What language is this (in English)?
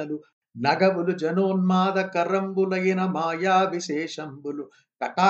Telugu